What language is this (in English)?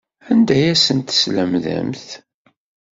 Kabyle